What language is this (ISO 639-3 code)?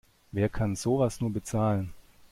deu